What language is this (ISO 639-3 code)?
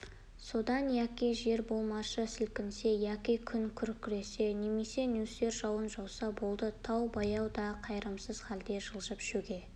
kaz